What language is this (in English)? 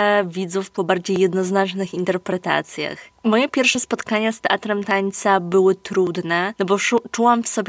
Polish